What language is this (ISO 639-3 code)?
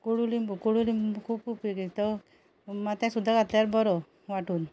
kok